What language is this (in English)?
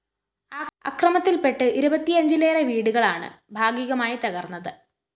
Malayalam